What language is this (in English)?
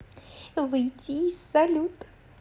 Russian